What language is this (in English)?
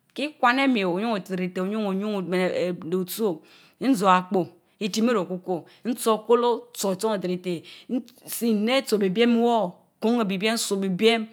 Mbe